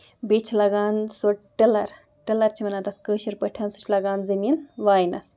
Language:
Kashmiri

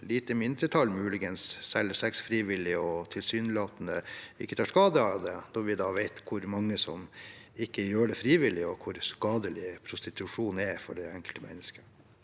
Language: Norwegian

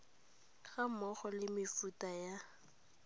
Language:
Tswana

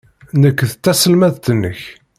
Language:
Kabyle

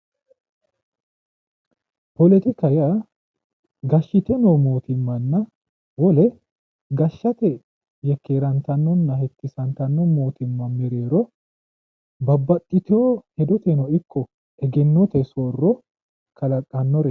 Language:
Sidamo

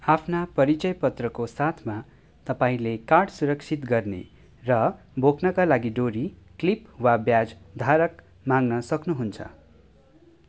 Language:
Nepali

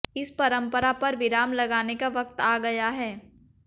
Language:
Hindi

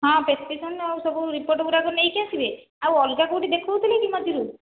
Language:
Odia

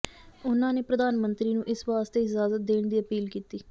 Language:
Punjabi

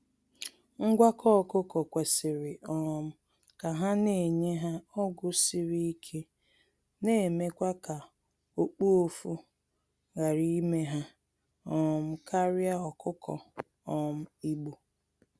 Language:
Igbo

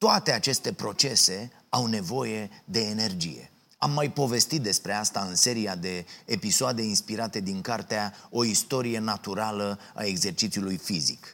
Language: Romanian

